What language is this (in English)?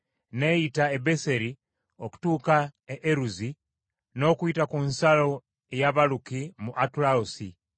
Ganda